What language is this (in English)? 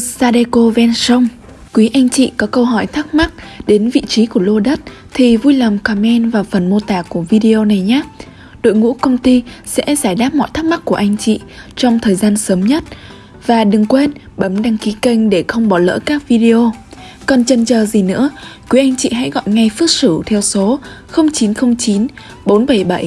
Vietnamese